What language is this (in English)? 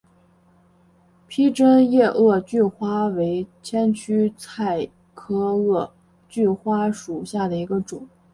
Chinese